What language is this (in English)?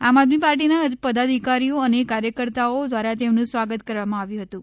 Gujarati